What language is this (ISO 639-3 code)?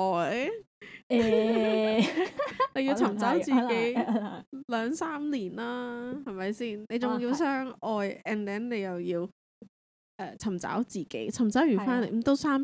zho